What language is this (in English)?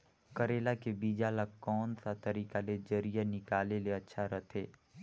Chhattisgarhi